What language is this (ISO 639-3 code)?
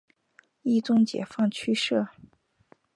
zho